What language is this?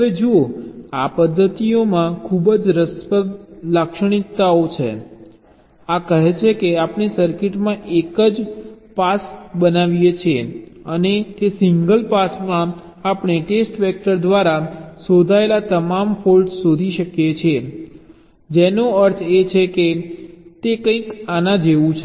Gujarati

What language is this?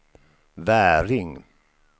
Swedish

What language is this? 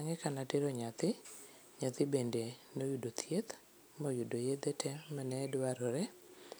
Luo (Kenya and Tanzania)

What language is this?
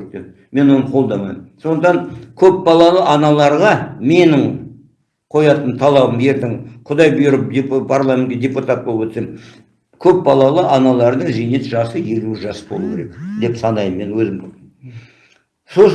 Turkish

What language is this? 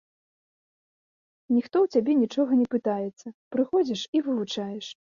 Belarusian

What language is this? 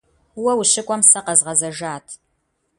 Kabardian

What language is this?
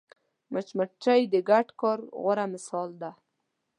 Pashto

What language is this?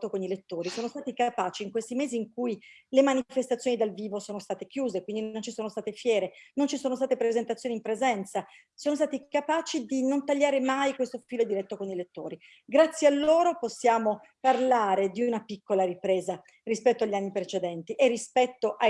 Italian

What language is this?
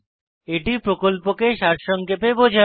Bangla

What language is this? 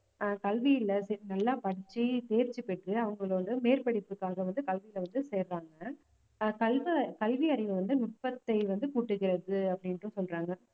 Tamil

